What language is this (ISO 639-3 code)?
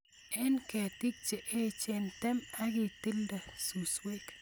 kln